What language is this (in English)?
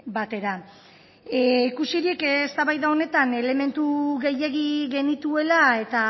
Basque